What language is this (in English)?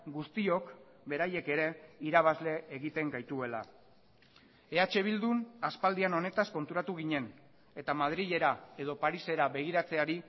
Basque